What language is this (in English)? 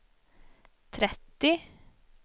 Swedish